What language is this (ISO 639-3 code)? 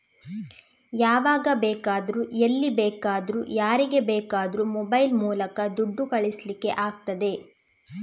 kan